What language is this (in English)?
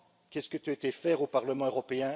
French